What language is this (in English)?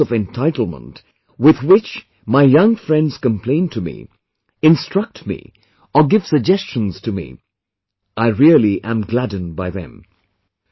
English